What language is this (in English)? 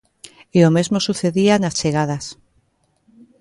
Galician